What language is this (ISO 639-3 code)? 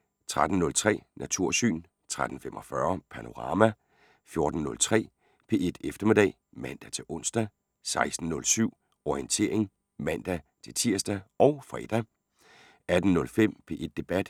dan